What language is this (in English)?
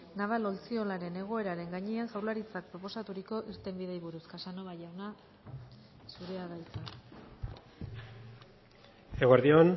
Basque